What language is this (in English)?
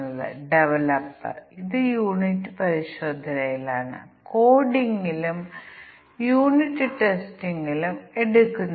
Malayalam